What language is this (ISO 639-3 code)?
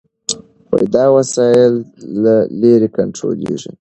pus